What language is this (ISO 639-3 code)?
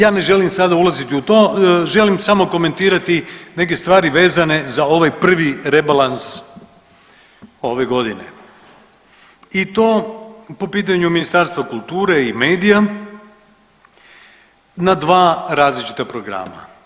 hrv